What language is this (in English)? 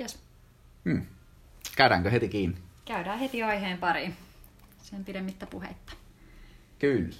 Finnish